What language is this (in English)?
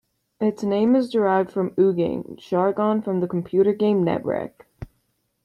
English